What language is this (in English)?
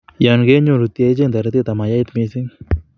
Kalenjin